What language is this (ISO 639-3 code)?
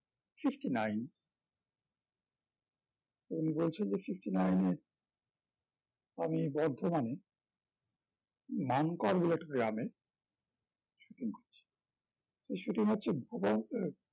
ben